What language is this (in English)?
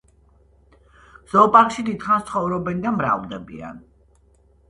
Georgian